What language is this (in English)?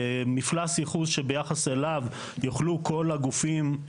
Hebrew